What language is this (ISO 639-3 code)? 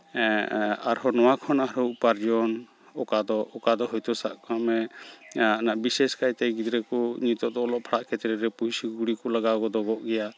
sat